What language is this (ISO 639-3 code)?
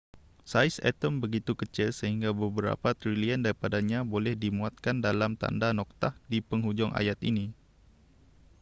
msa